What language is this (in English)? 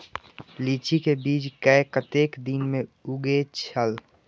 Maithili